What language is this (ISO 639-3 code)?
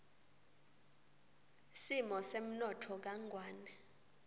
ssw